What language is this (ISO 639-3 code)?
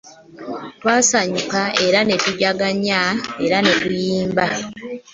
lug